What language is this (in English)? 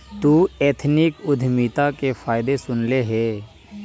Magahi